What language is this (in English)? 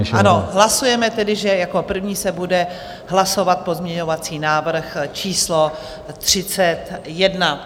Czech